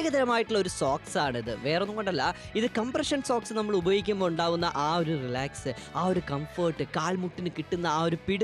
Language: English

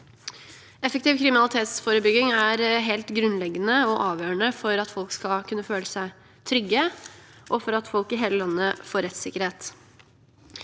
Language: Norwegian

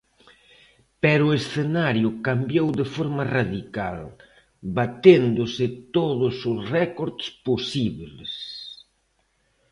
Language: Galician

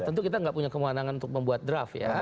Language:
Indonesian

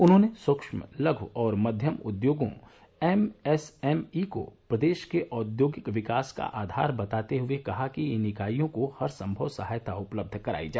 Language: Hindi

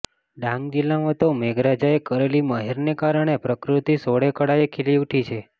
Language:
Gujarati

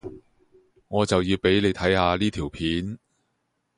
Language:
Cantonese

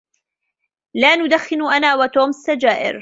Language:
Arabic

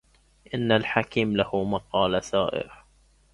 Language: Arabic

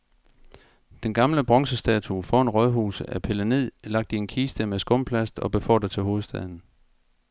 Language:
Danish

